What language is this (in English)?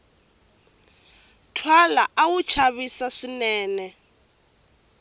Tsonga